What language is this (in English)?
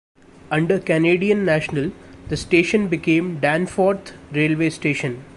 English